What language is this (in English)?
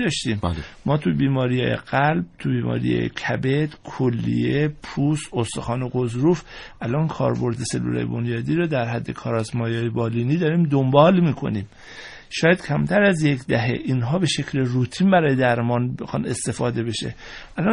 Persian